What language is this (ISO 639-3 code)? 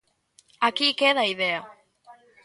glg